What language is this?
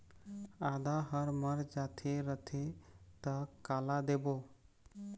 Chhattisgarhi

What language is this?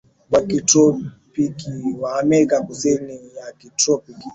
Swahili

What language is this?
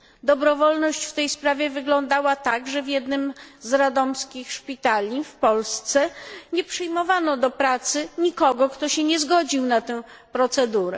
Polish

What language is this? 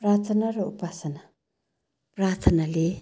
Nepali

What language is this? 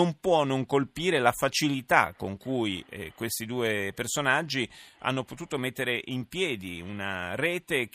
Italian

